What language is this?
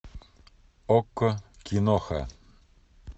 Russian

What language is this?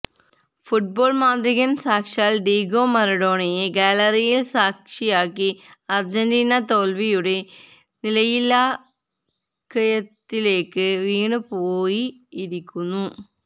Malayalam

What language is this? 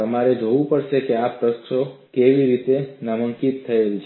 Gujarati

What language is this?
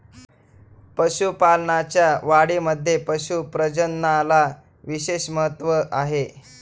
Marathi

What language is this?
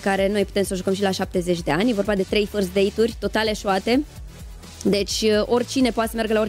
Romanian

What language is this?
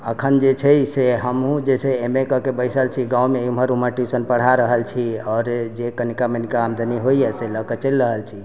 Maithili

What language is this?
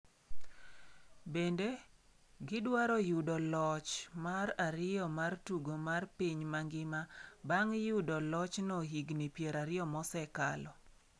Luo (Kenya and Tanzania)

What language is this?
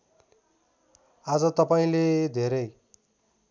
Nepali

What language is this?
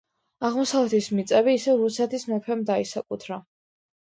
Georgian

